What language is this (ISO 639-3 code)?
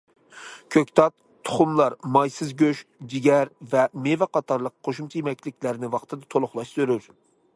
uig